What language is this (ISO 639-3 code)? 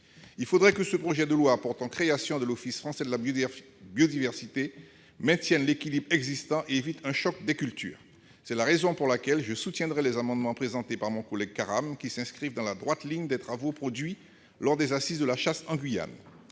fra